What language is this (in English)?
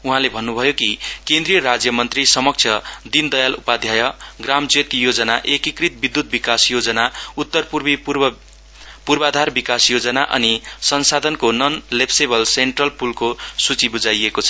Nepali